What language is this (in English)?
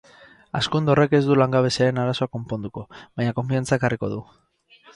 Basque